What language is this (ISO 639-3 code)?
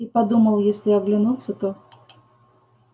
rus